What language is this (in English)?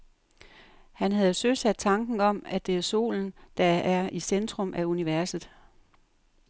Danish